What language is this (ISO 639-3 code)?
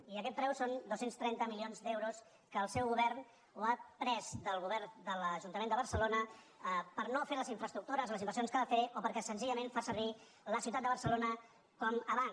cat